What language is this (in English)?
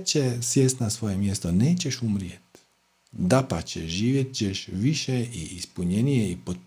Croatian